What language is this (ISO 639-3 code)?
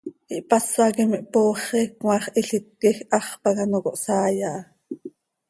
sei